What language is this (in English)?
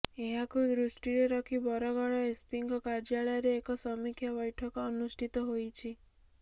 Odia